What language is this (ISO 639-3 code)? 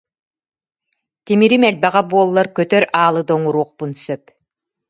sah